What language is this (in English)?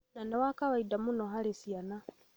Kikuyu